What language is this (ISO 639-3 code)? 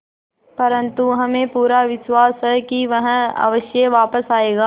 hin